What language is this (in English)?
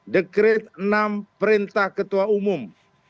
Indonesian